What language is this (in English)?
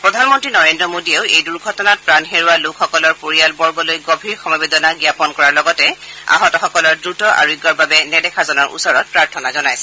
Assamese